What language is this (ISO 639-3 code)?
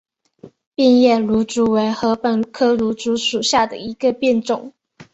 zho